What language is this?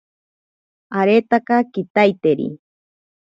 Ashéninka Perené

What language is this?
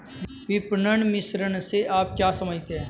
Hindi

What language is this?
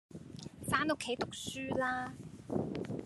Cantonese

